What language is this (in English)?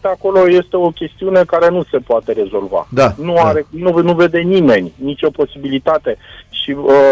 Romanian